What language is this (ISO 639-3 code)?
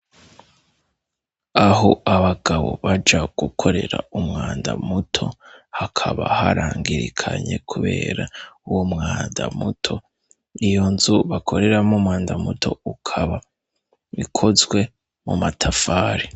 run